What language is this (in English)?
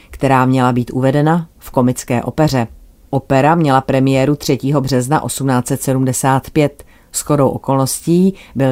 Czech